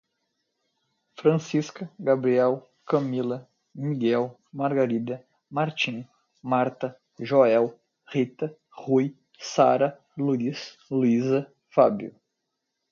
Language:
Portuguese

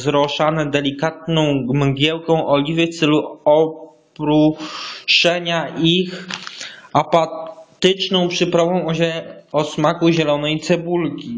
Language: Polish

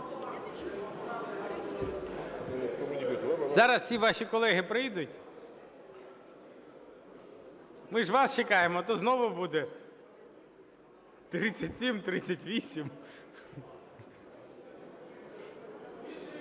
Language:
Ukrainian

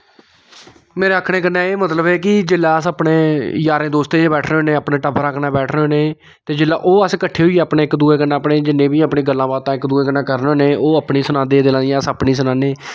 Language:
Dogri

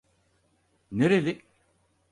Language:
Turkish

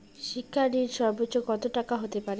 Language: Bangla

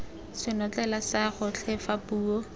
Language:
Tswana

